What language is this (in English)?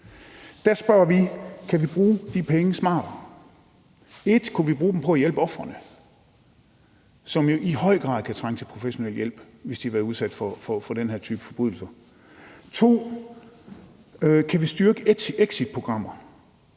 Danish